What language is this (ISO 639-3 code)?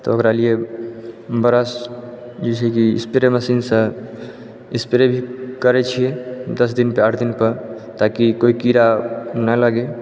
mai